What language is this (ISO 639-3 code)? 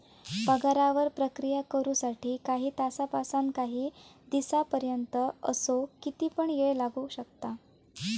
mar